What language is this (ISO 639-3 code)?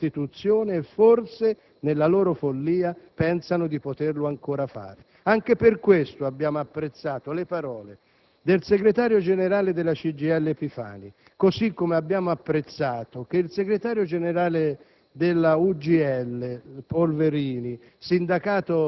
ita